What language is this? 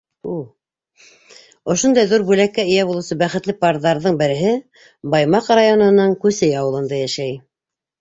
Bashkir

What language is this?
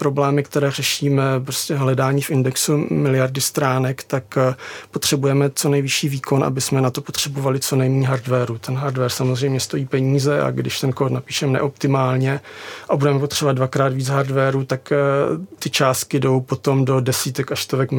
Czech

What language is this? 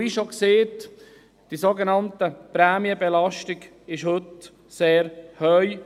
Swiss German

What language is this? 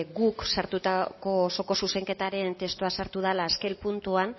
Basque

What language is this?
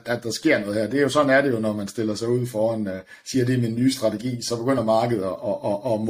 Danish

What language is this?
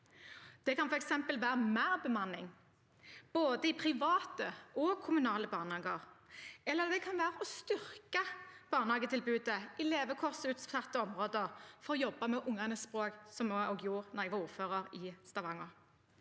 Norwegian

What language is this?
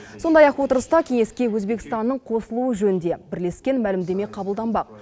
Kazakh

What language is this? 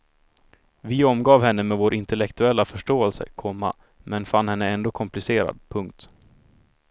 Swedish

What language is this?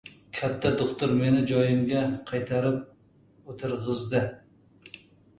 Uzbek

